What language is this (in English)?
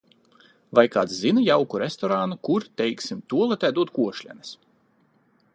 Latvian